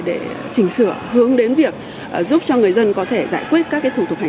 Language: Vietnamese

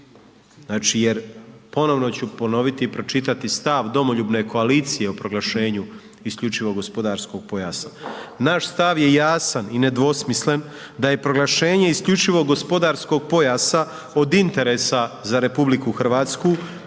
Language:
Croatian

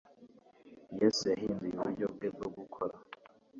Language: Kinyarwanda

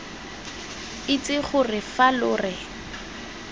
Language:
Tswana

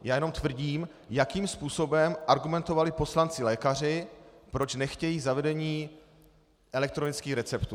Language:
Czech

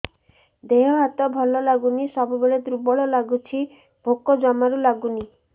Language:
Odia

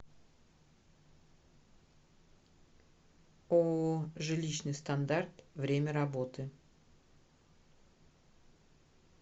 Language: Russian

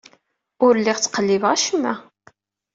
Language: Kabyle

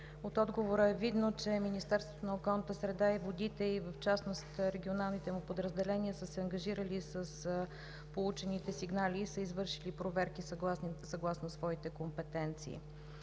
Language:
Bulgarian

